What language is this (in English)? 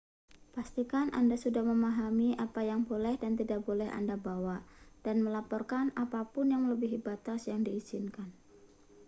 Indonesian